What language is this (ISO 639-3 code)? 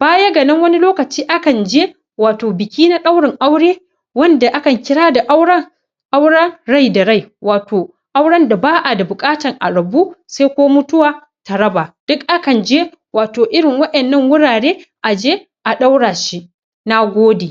hau